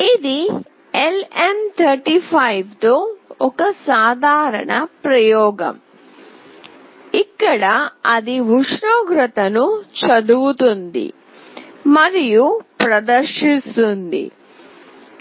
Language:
Telugu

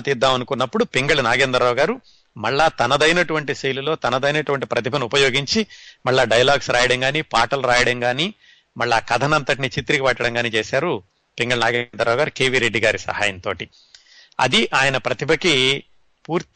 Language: Telugu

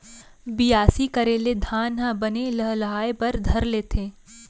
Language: Chhattisgarhi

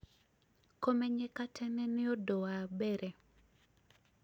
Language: Kikuyu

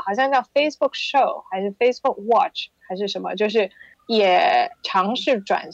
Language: Chinese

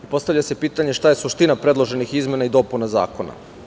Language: Serbian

